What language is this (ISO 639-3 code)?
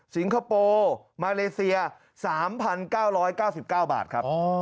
tha